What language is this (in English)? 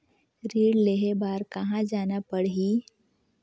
Chhattisgarhi